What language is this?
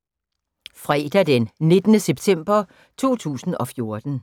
Danish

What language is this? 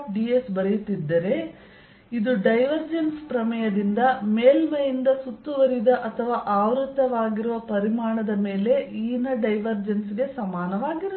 Kannada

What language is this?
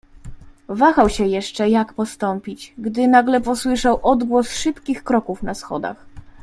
Polish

